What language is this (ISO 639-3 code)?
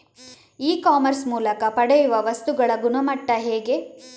kan